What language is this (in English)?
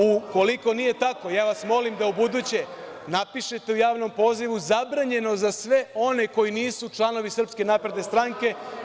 Serbian